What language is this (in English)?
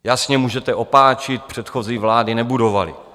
Czech